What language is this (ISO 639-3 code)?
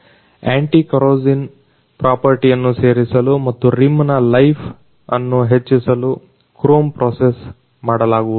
kan